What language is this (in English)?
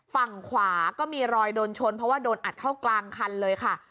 Thai